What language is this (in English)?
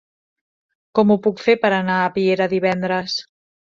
Catalan